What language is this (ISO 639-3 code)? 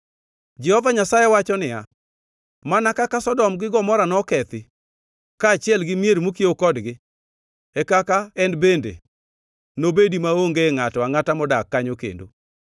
luo